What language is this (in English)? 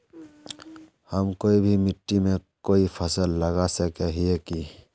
Magahi